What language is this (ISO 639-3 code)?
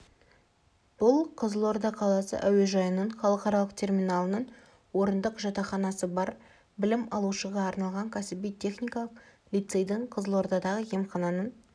kaz